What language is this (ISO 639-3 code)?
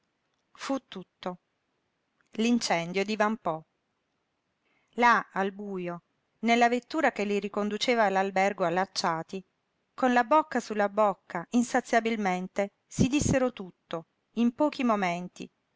ita